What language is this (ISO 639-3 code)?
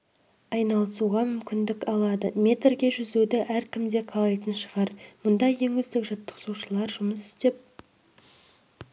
kaz